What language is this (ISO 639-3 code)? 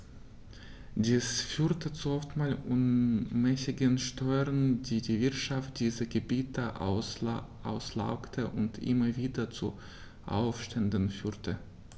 deu